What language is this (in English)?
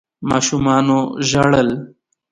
Pashto